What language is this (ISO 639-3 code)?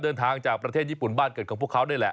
tha